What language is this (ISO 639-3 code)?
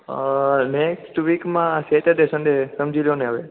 guj